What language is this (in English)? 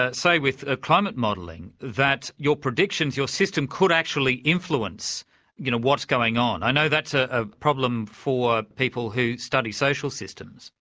English